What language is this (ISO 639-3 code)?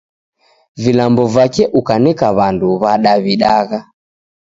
dav